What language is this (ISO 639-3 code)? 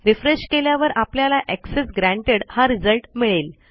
mar